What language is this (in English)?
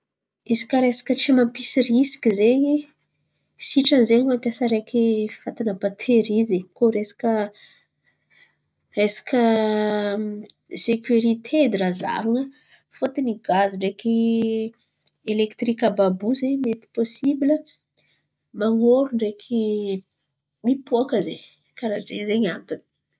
Antankarana Malagasy